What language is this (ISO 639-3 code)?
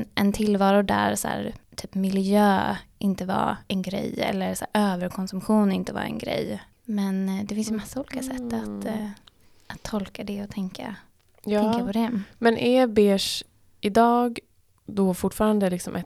swe